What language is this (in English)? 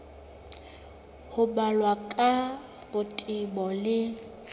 Southern Sotho